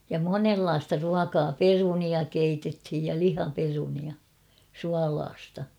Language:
Finnish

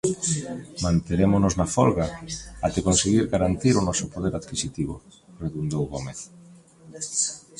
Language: Galician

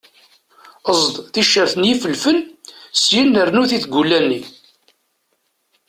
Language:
Kabyle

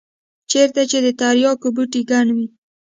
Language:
Pashto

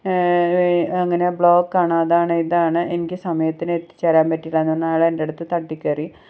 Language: Malayalam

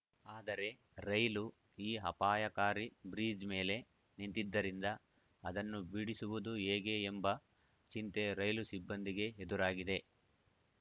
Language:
Kannada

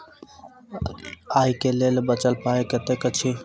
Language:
Maithili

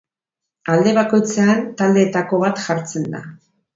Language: Basque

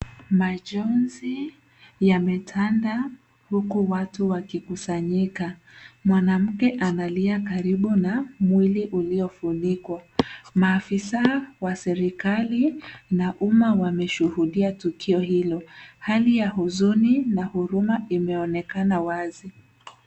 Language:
Swahili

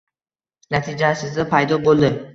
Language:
Uzbek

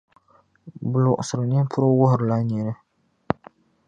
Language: Dagbani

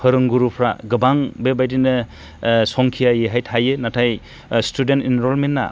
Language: Bodo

